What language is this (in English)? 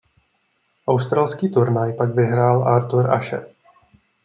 Czech